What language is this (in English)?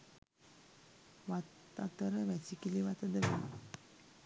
Sinhala